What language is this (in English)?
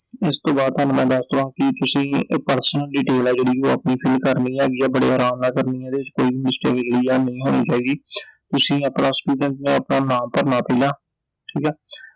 Punjabi